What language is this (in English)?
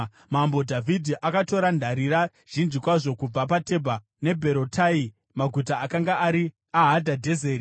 Shona